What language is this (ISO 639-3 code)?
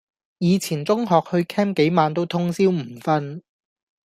yue